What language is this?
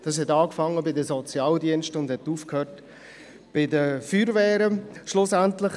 Swiss German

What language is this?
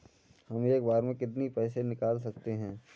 Hindi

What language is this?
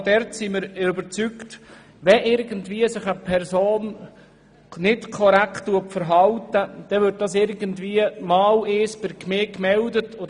Swiss German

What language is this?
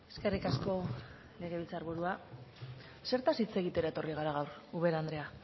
Basque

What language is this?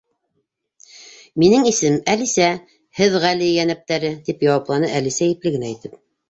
Bashkir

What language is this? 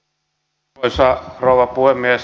Finnish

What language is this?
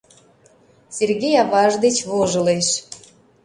Mari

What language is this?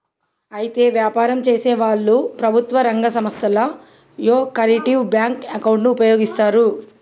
Telugu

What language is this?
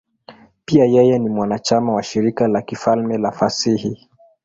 Swahili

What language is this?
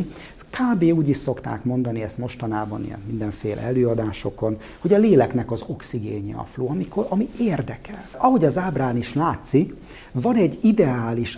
Hungarian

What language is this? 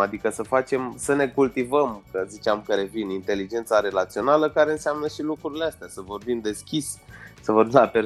Romanian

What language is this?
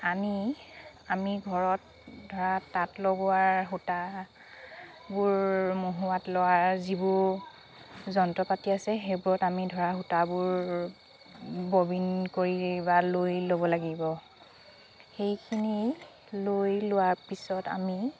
Assamese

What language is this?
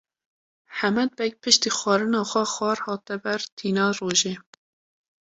Kurdish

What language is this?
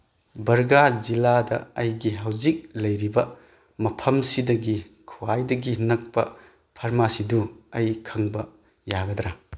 Manipuri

